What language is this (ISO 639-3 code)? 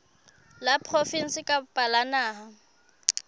sot